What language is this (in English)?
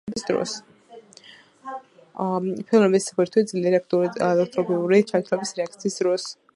Georgian